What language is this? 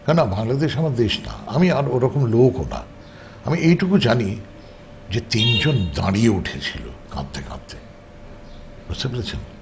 Bangla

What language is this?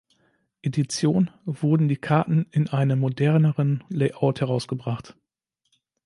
German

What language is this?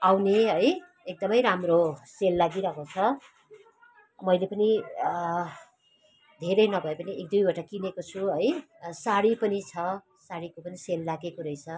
Nepali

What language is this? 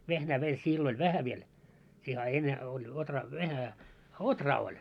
Finnish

